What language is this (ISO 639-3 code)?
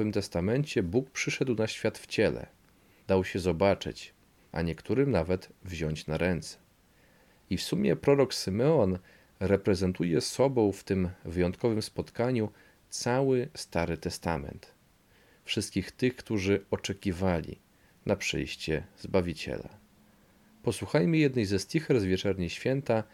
pol